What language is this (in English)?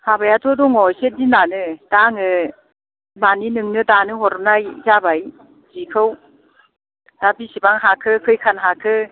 Bodo